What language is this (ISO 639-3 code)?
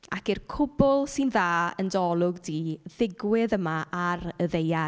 cym